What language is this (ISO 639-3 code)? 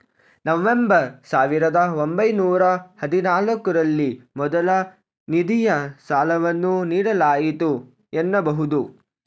kan